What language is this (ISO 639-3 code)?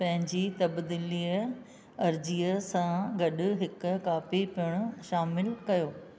snd